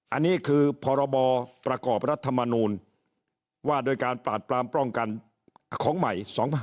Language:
Thai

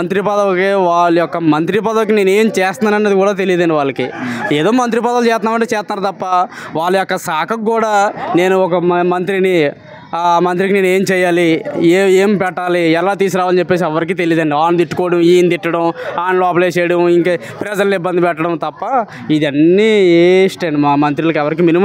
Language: Telugu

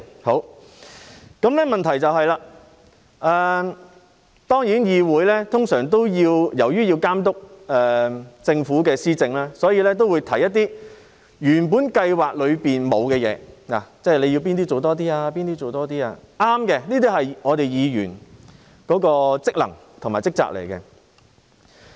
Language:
Cantonese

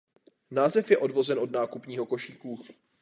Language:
Czech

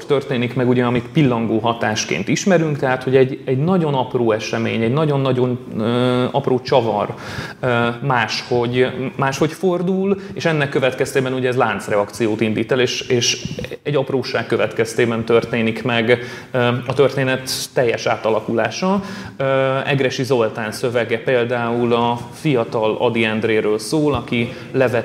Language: Hungarian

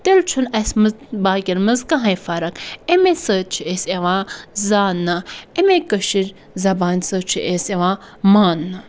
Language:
Kashmiri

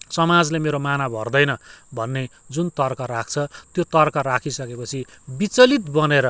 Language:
Nepali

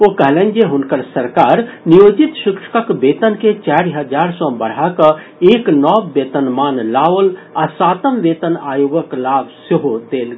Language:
Maithili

